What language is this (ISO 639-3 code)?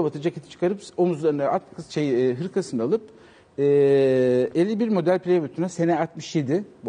tur